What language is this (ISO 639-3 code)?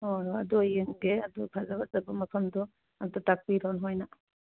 mni